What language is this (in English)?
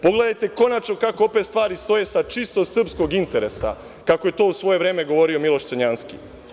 Serbian